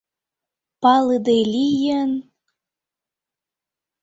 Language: Mari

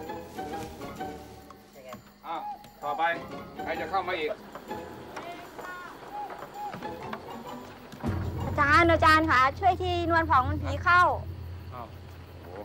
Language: Thai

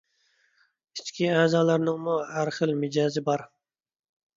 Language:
Uyghur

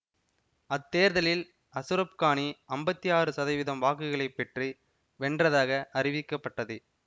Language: Tamil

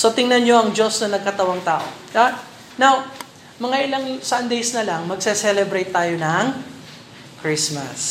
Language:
Filipino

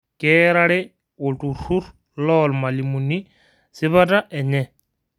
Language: Masai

